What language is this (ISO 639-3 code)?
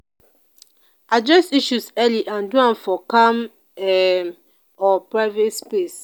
pcm